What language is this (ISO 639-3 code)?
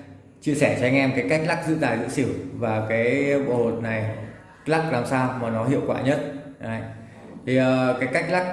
vie